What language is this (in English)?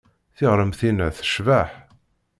Kabyle